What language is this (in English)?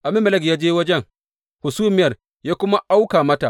Hausa